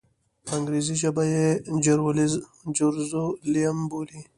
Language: Pashto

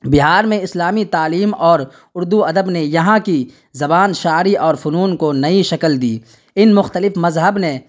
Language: Urdu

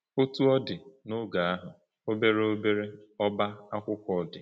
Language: Igbo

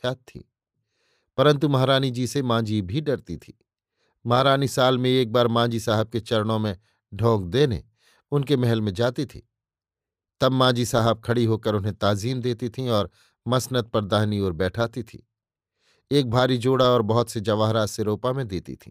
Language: Hindi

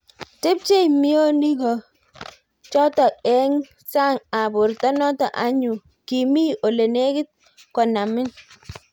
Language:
Kalenjin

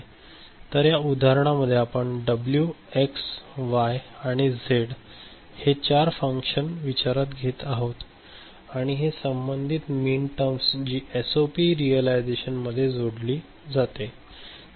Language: Marathi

